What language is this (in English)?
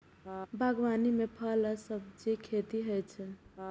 Maithili